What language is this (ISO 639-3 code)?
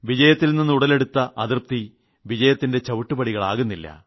mal